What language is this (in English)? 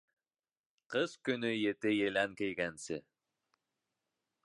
Bashkir